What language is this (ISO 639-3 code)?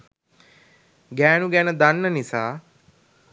sin